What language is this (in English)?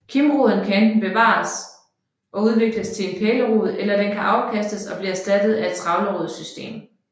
Danish